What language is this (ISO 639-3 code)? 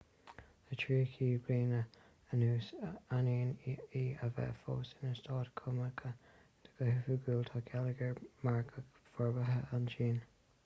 gle